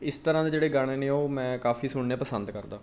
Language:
Punjabi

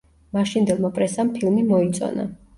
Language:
Georgian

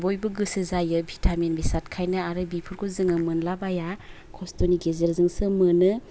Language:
Bodo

